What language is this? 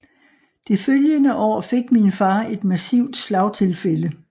Danish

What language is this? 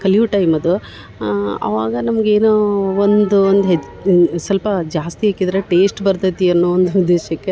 Kannada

